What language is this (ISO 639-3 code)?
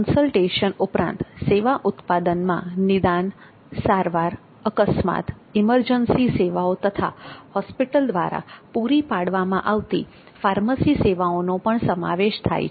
guj